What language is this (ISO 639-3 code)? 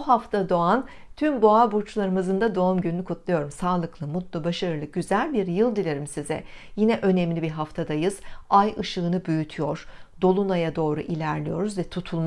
tur